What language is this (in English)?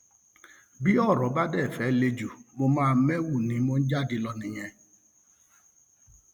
Yoruba